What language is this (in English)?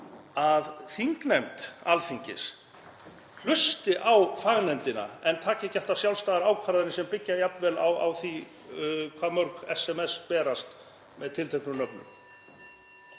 Icelandic